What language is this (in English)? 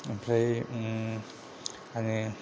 Bodo